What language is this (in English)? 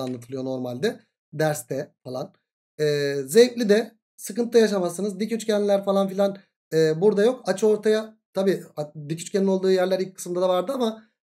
Turkish